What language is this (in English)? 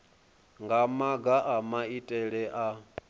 Venda